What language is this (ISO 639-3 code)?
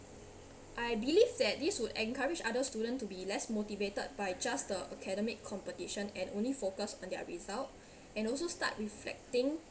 eng